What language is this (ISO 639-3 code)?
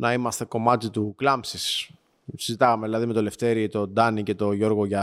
ell